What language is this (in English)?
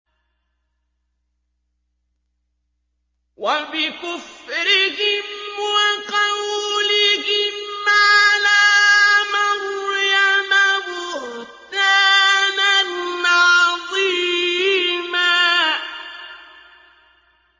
Arabic